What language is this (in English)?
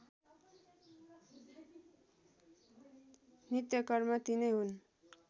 Nepali